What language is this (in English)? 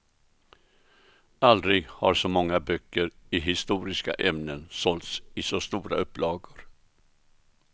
Swedish